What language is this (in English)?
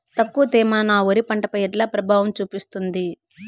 Telugu